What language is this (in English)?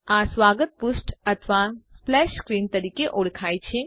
Gujarati